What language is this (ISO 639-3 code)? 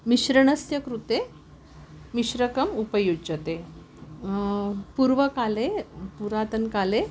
san